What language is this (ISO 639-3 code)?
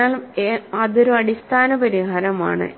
mal